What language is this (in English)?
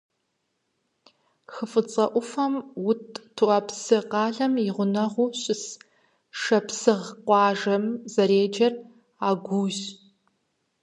Kabardian